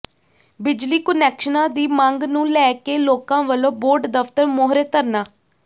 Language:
Punjabi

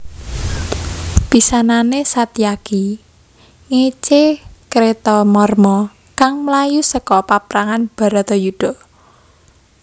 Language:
Javanese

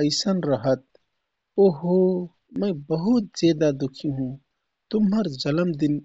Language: Kathoriya Tharu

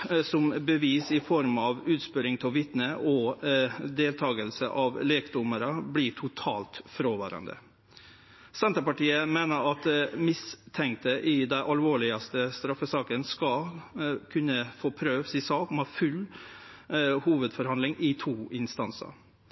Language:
Norwegian Nynorsk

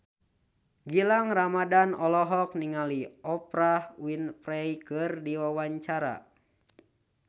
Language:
Sundanese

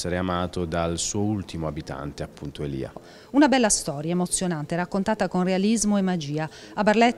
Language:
Italian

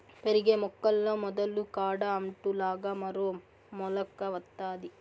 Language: Telugu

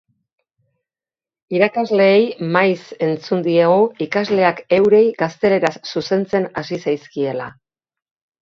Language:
Basque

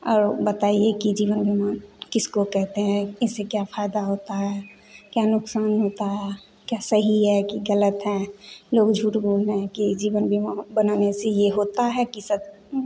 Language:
Hindi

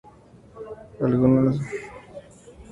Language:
Spanish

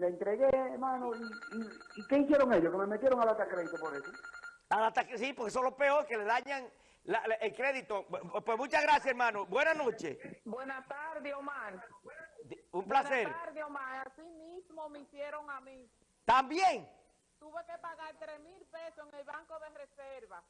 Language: Spanish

